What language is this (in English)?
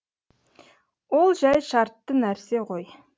Kazakh